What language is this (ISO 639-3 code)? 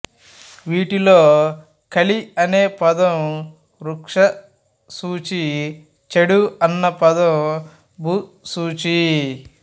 tel